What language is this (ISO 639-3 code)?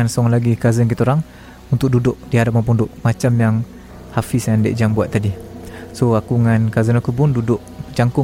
msa